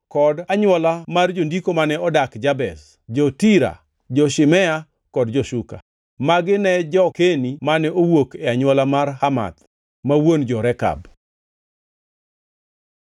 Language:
Luo (Kenya and Tanzania)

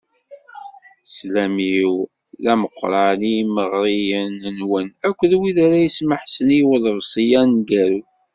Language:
Kabyle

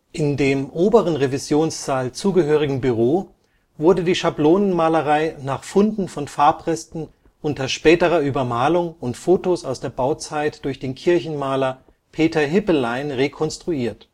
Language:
German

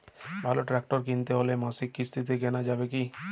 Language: Bangla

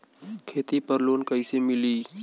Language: Bhojpuri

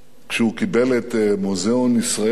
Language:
Hebrew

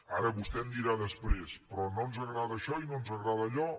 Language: Catalan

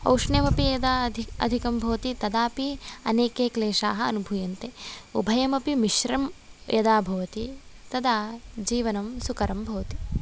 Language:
Sanskrit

